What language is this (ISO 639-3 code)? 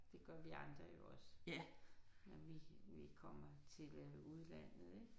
dan